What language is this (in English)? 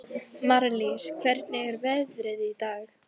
Icelandic